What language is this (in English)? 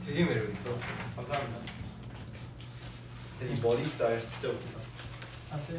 Korean